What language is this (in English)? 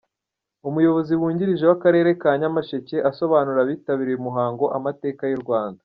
Kinyarwanda